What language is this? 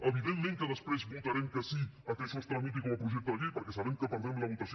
Catalan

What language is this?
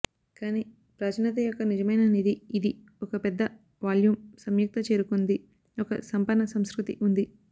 Telugu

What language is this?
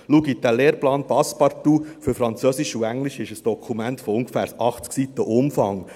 Swiss German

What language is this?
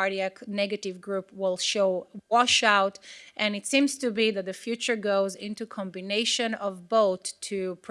English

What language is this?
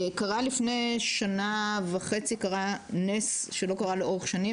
Hebrew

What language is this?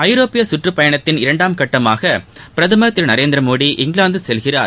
Tamil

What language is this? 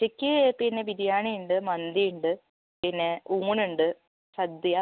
Malayalam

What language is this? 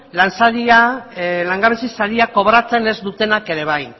Basque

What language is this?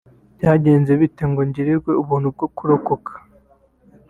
Kinyarwanda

